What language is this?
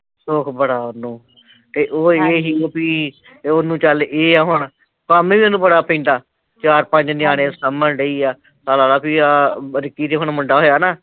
Punjabi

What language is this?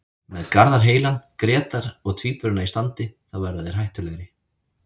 Icelandic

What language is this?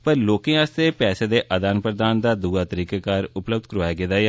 Dogri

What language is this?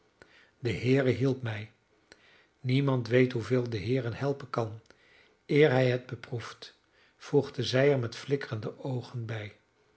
Dutch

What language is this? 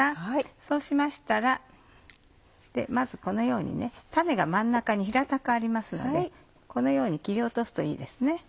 Japanese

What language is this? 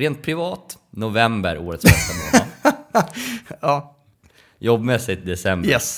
Swedish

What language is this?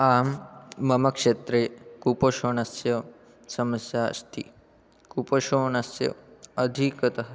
Sanskrit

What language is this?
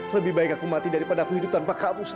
Indonesian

